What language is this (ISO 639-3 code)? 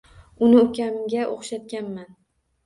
uzb